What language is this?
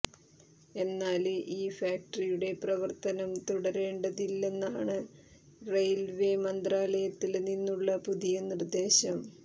Malayalam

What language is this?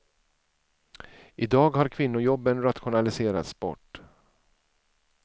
Swedish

